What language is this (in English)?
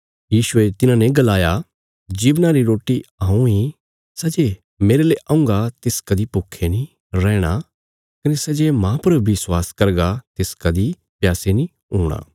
Bilaspuri